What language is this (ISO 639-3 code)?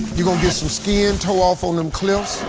eng